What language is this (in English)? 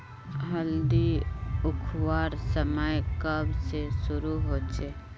Magahi